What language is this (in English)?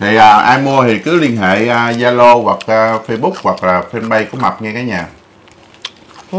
Vietnamese